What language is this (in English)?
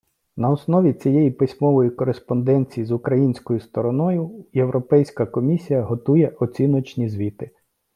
Ukrainian